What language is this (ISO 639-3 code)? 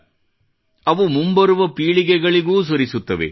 kan